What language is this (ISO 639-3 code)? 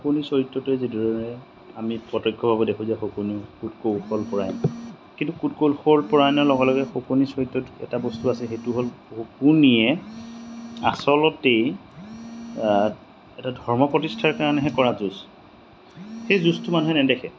asm